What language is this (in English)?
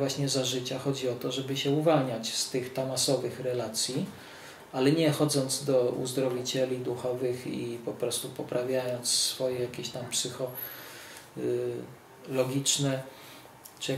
Polish